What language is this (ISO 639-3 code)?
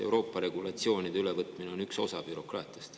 est